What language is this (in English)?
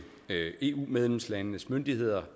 Danish